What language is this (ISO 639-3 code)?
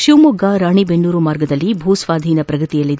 kan